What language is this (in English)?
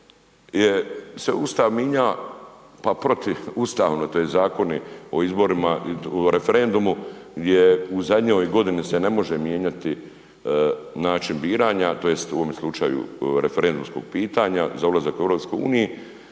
Croatian